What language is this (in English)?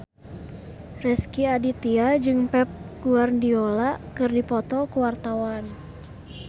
Sundanese